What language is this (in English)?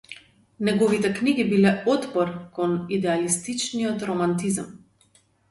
Macedonian